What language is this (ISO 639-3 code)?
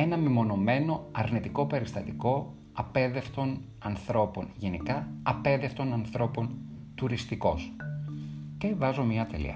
ell